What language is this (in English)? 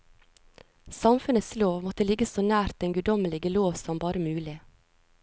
Norwegian